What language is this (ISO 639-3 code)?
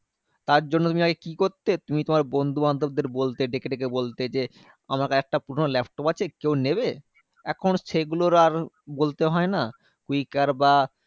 ben